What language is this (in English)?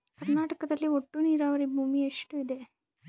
Kannada